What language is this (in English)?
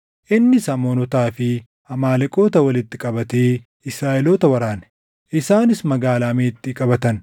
Oromo